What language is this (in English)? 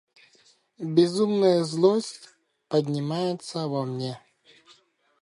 Russian